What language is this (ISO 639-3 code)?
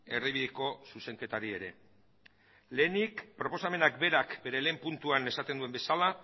eus